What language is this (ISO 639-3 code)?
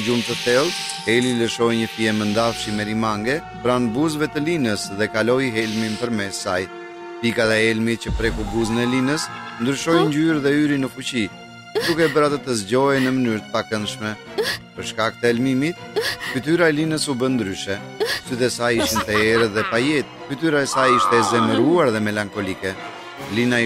ron